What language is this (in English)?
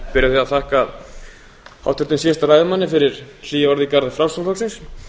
Icelandic